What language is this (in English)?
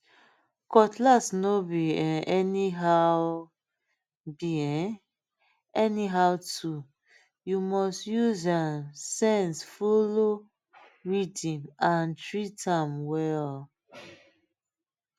Nigerian Pidgin